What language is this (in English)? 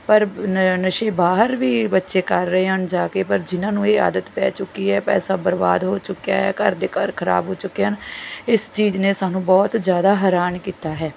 Punjabi